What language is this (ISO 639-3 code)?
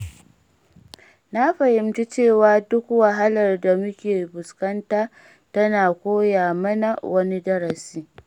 hau